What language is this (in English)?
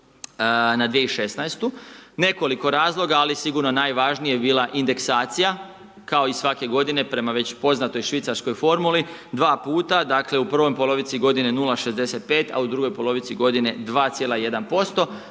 Croatian